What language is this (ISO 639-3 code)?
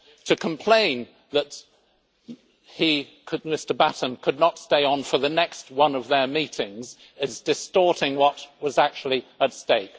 eng